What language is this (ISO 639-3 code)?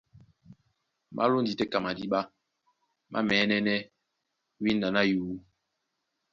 dua